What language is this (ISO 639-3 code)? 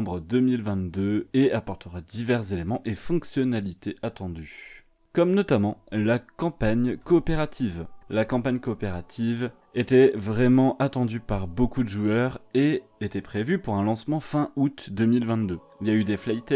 fra